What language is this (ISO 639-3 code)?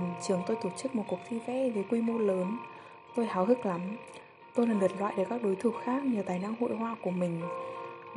vie